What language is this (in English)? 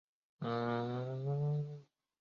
Chinese